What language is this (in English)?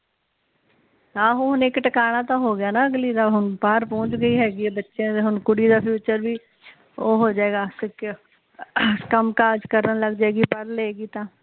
Punjabi